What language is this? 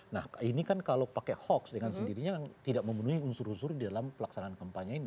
Indonesian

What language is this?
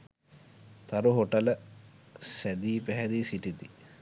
Sinhala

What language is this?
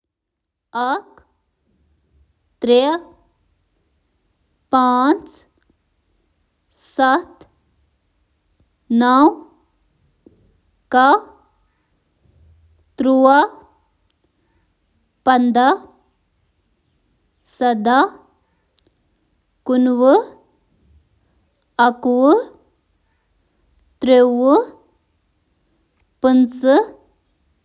Kashmiri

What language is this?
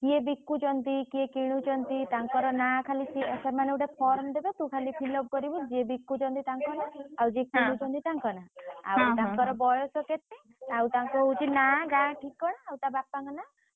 Odia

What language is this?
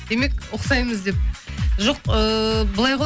Kazakh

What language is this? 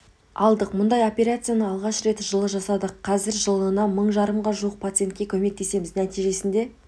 Kazakh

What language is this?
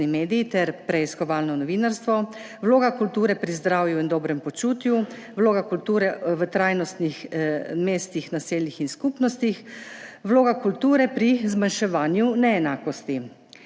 Slovenian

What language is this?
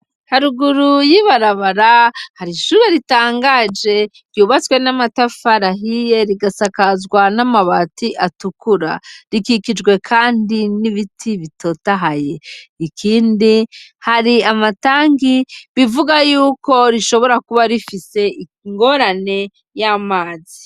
Rundi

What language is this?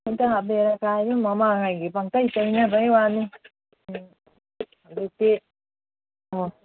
Manipuri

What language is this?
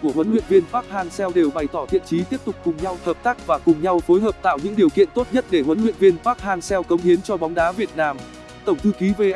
Vietnamese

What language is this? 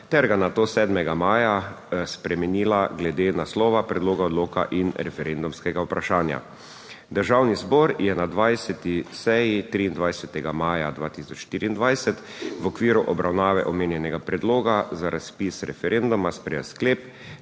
Slovenian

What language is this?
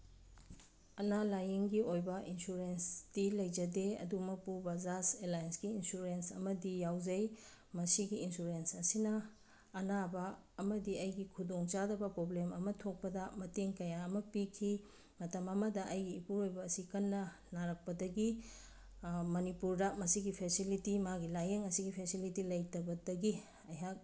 Manipuri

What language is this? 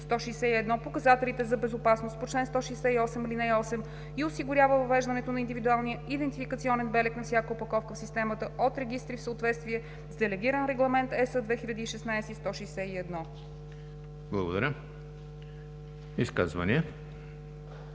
Bulgarian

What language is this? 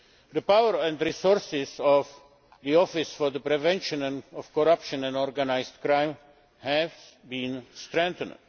English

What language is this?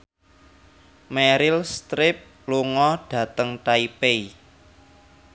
Javanese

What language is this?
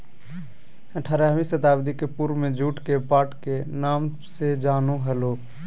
Magahi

